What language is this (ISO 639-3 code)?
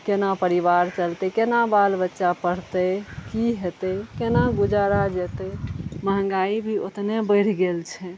mai